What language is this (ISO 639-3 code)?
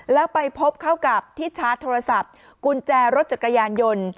tha